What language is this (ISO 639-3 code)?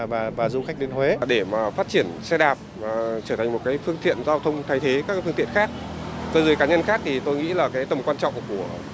vie